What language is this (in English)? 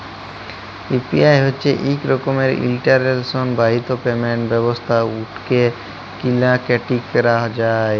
Bangla